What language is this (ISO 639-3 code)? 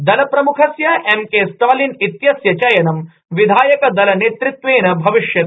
san